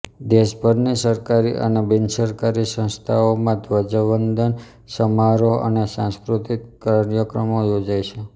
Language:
Gujarati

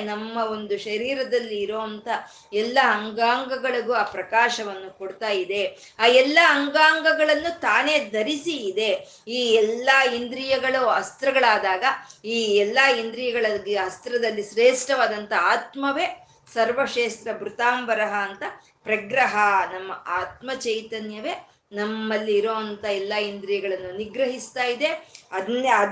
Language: Kannada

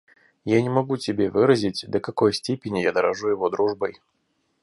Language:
Russian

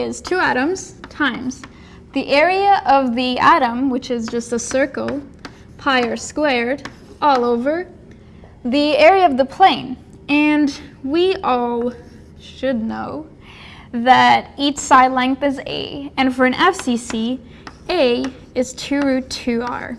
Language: English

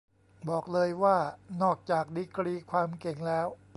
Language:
Thai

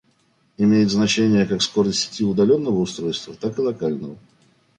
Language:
Russian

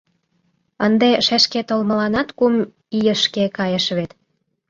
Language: Mari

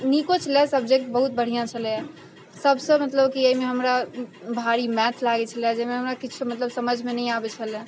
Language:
Maithili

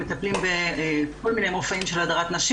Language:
Hebrew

